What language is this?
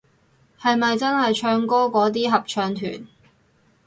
Cantonese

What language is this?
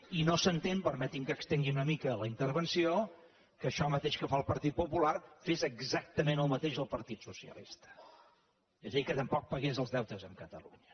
Catalan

